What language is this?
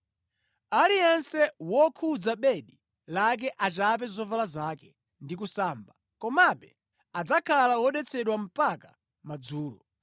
Nyanja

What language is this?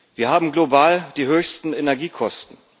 German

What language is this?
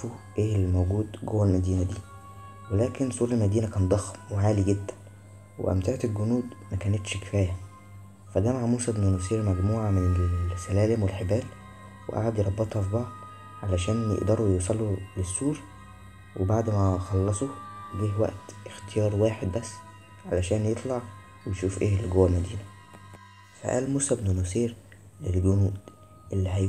Arabic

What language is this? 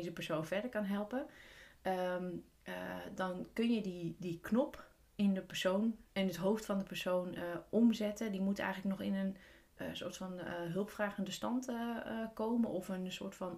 Dutch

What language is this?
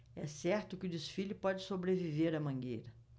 Portuguese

